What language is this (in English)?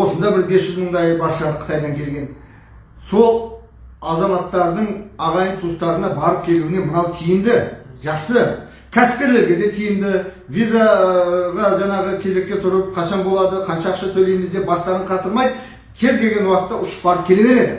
Turkish